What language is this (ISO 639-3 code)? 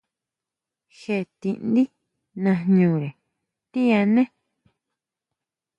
mau